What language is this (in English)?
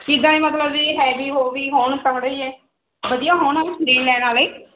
Punjabi